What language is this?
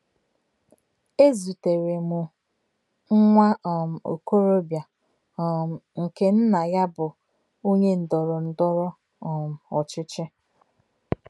Igbo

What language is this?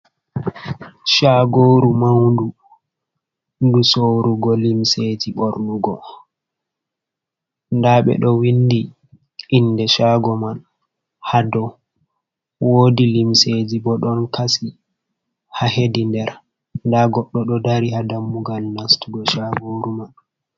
Fula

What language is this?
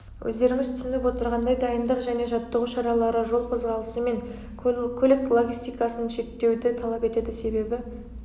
Kazakh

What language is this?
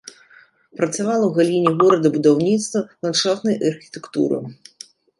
Belarusian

